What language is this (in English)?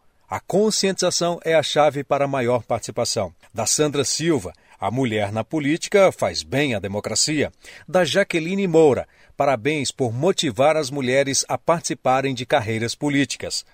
Portuguese